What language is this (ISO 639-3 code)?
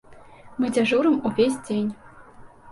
bel